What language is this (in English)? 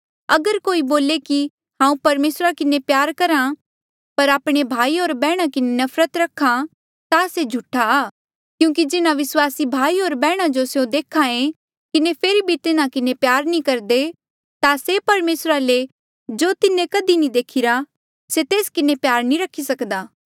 Mandeali